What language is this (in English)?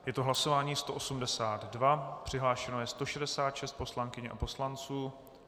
Czech